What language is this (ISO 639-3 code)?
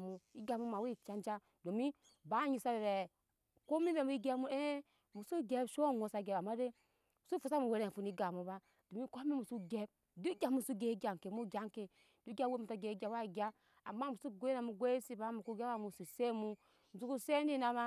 yes